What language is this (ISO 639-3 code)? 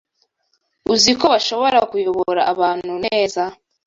kin